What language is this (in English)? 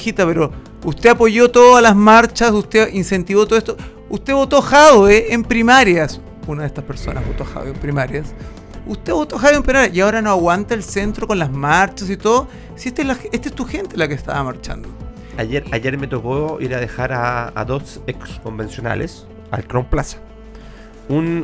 Spanish